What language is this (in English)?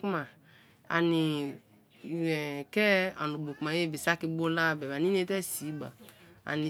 Kalabari